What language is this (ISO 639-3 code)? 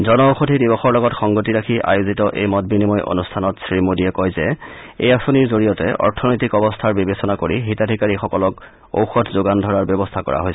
asm